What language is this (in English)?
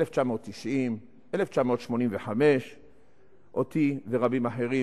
Hebrew